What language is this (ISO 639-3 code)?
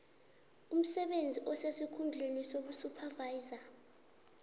nbl